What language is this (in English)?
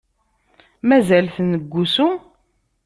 Kabyle